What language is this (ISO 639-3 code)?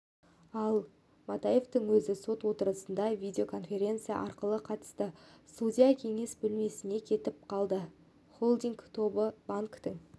kaz